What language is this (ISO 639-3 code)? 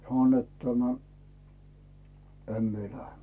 fin